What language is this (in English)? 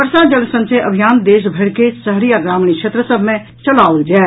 Maithili